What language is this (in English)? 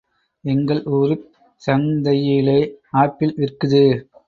Tamil